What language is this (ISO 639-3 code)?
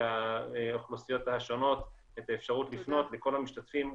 heb